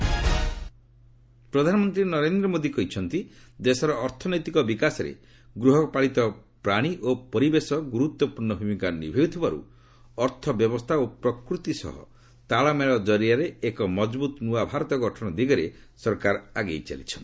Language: Odia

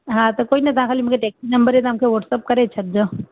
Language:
Sindhi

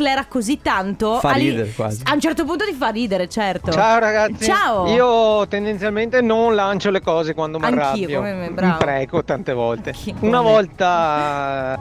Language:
Italian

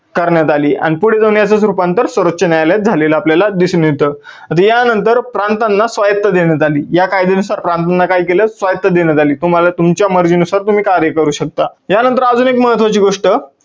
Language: Marathi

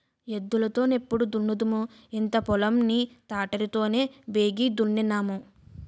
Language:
Telugu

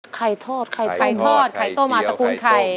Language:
Thai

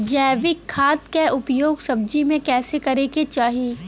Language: Bhojpuri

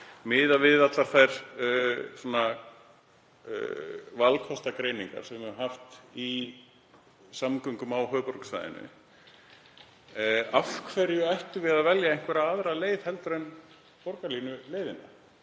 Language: Icelandic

